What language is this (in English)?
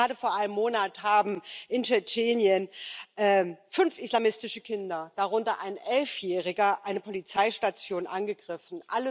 German